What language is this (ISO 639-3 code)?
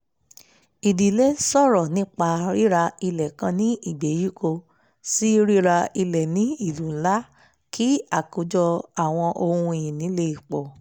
yor